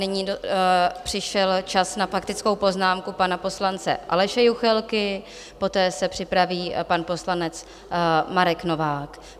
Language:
Czech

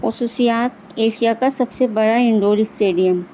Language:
Urdu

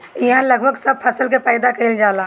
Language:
Bhojpuri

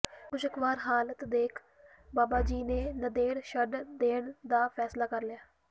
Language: Punjabi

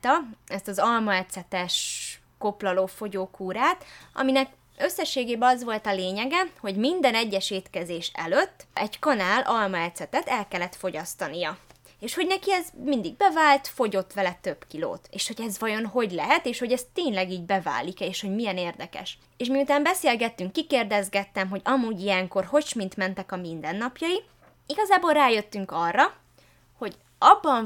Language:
Hungarian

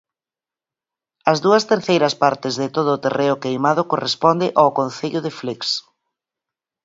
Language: Galician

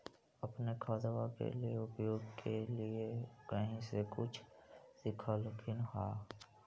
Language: Magahi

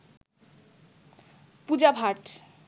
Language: Bangla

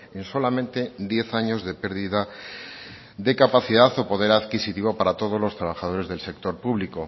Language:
Spanish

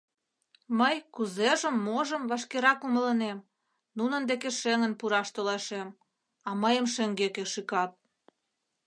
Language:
Mari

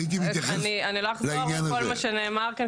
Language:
Hebrew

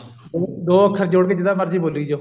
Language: Punjabi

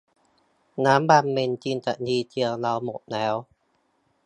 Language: Thai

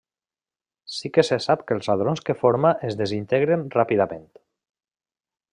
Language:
Catalan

